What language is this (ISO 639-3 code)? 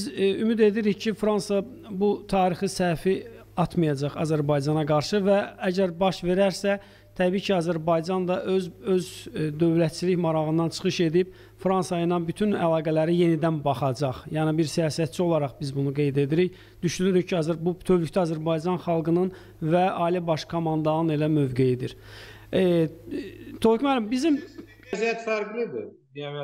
tur